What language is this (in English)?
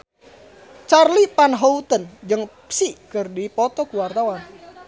Sundanese